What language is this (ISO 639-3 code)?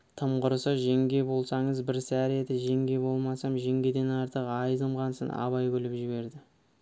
kaz